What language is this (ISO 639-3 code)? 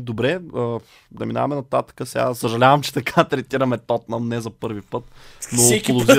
bul